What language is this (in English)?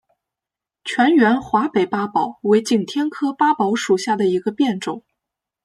Chinese